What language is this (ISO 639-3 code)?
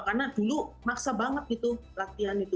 ind